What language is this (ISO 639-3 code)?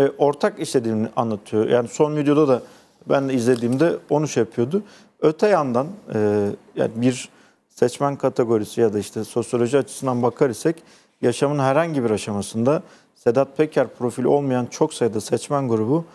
tur